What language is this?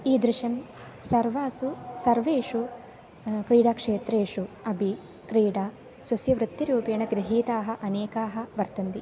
Sanskrit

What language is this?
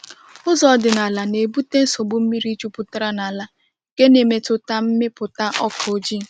Igbo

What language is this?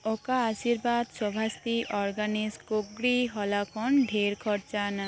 Santali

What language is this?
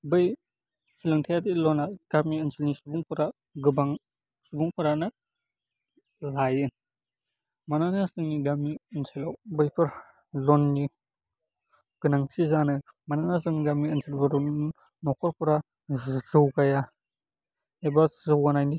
Bodo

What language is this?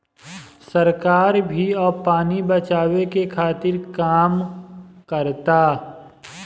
Bhojpuri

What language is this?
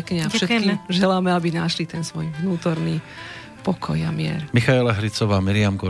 Slovak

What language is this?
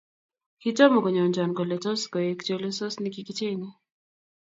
Kalenjin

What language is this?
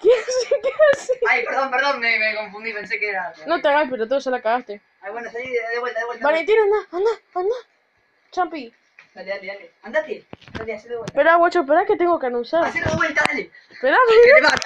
Spanish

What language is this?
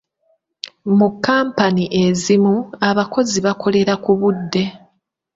Ganda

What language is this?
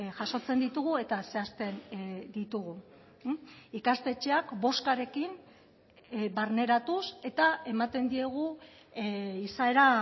Basque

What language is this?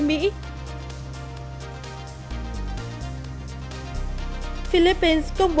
Vietnamese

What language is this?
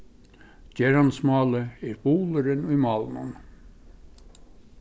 Faroese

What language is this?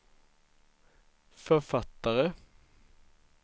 Swedish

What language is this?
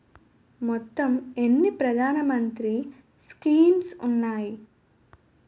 Telugu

